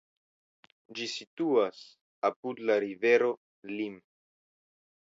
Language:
Esperanto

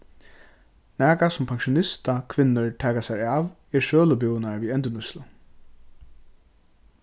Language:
Faroese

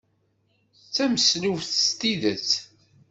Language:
Kabyle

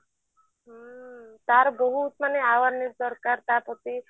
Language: Odia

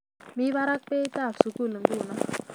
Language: Kalenjin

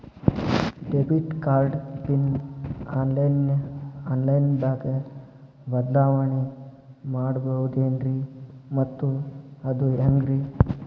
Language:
Kannada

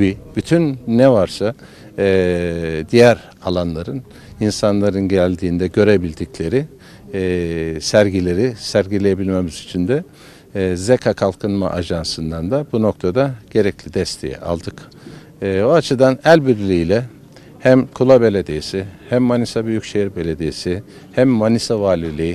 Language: Turkish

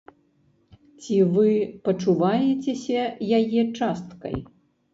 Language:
Belarusian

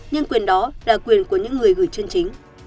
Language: Vietnamese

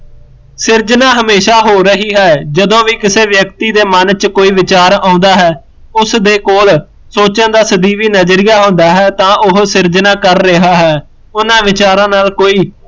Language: Punjabi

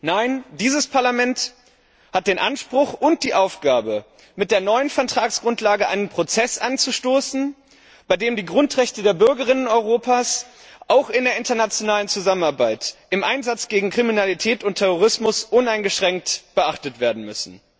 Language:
German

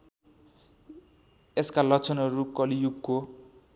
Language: Nepali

